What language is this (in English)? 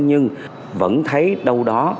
Vietnamese